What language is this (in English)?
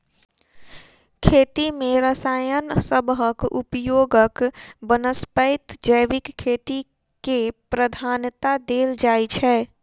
Maithili